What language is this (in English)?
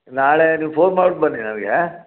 Kannada